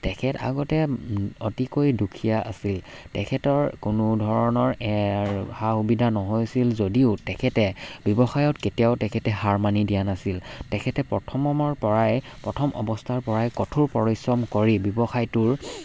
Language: Assamese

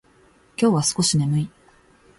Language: Japanese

